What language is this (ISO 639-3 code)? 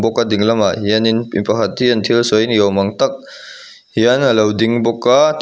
lus